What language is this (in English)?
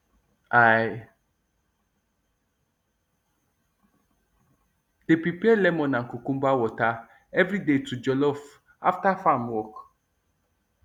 Nigerian Pidgin